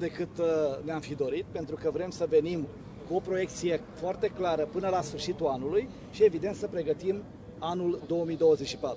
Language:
Romanian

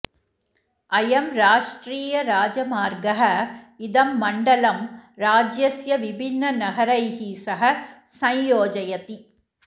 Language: Sanskrit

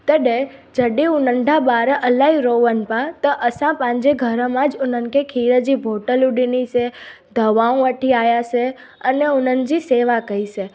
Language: Sindhi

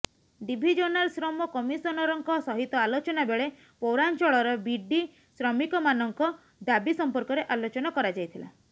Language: Odia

